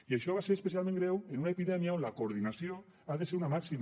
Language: Catalan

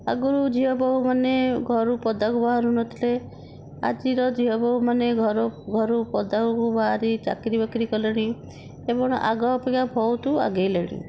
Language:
Odia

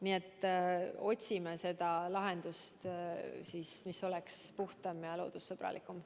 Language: Estonian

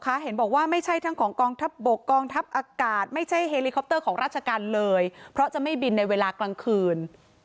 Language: Thai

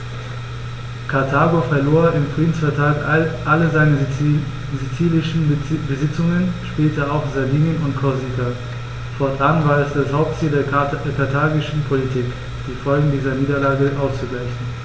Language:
German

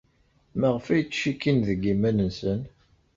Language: Kabyle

